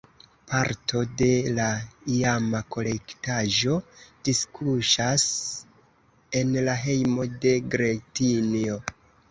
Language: Esperanto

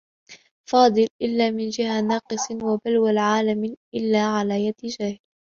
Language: Arabic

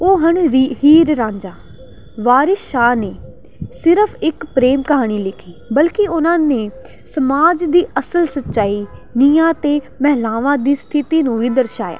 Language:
Punjabi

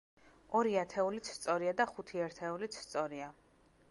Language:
Georgian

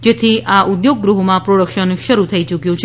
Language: Gujarati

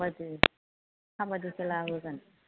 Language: Bodo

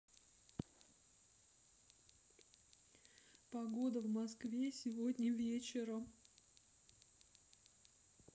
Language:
Russian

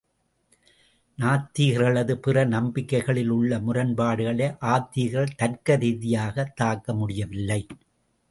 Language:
Tamil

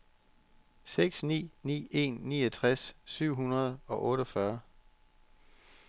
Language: Danish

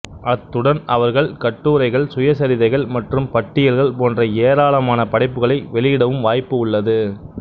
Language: Tamil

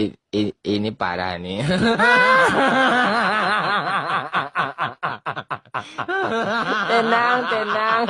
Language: Indonesian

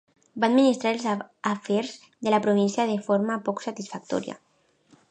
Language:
Catalan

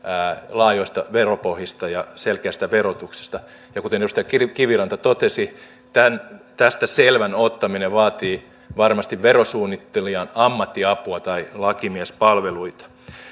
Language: Finnish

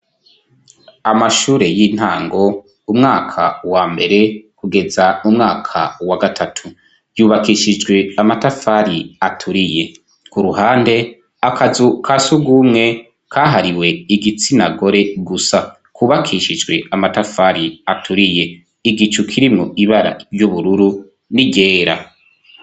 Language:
Rundi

